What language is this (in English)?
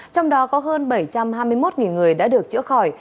Vietnamese